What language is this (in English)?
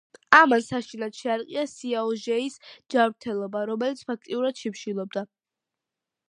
Georgian